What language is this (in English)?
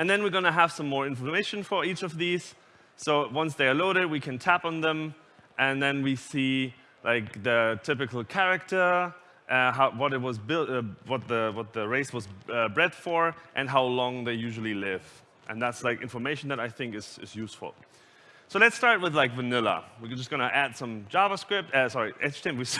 English